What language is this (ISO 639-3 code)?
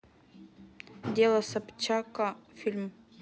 rus